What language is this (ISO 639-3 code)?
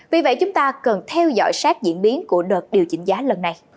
vie